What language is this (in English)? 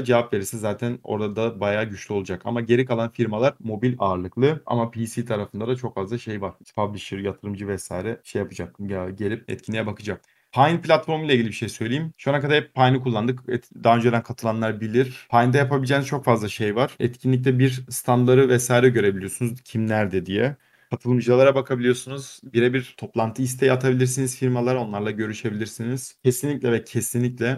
Turkish